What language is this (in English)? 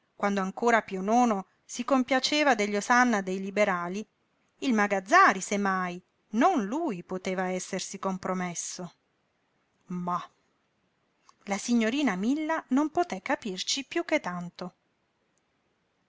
Italian